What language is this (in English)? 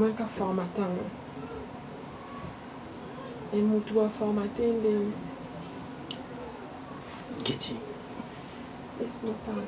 French